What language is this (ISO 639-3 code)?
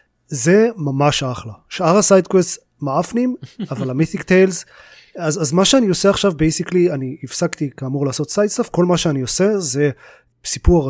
heb